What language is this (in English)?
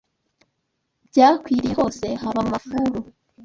Kinyarwanda